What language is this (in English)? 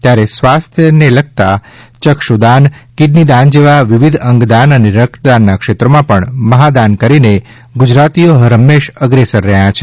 Gujarati